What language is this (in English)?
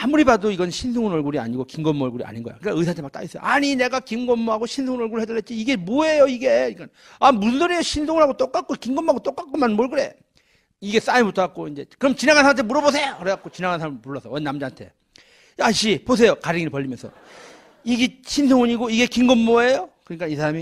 Korean